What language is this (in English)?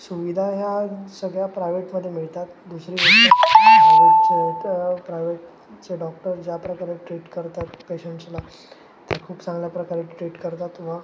Marathi